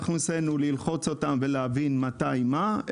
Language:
Hebrew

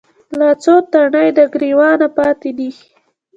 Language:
Pashto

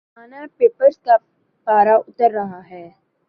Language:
Urdu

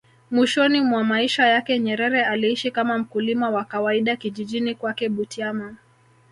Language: Swahili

